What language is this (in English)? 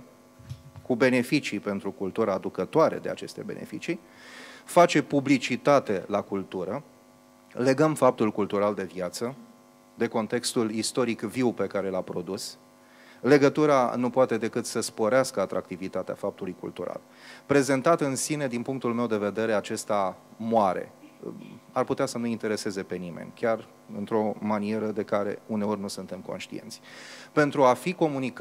Romanian